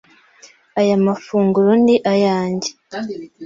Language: Kinyarwanda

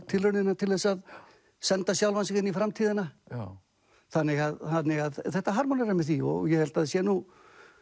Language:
Icelandic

